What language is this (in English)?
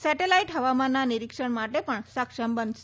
Gujarati